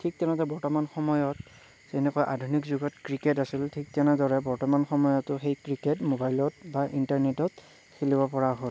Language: Assamese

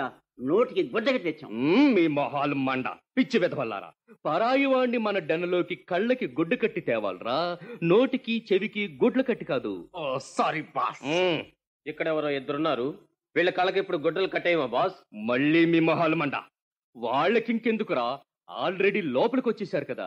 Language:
Telugu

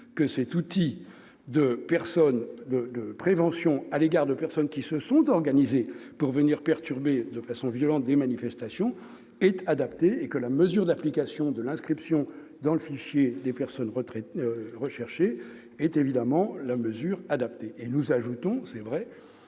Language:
French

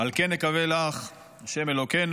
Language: Hebrew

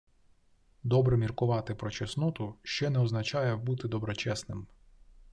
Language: Ukrainian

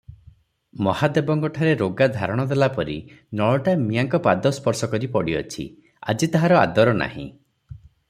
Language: Odia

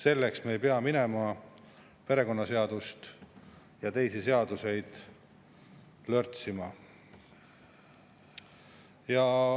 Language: Estonian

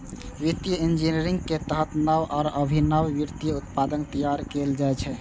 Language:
Maithili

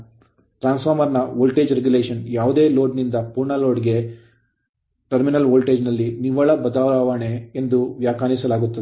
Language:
Kannada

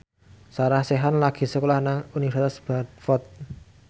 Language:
Javanese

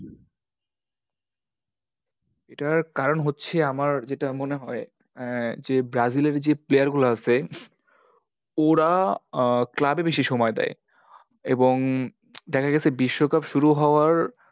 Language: Bangla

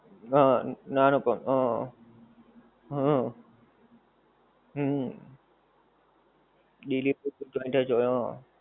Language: Gujarati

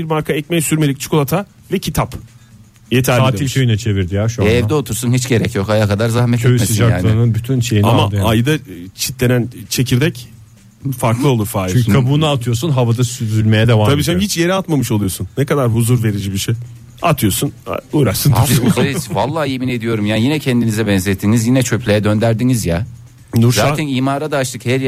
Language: Turkish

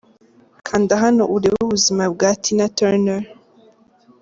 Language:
Kinyarwanda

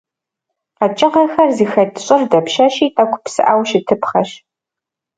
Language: Kabardian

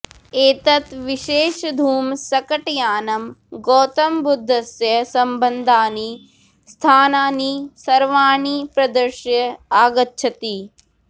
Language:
Sanskrit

